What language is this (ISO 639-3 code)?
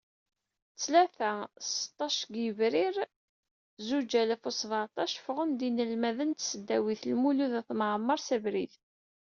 kab